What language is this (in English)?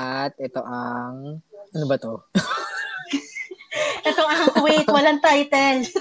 Filipino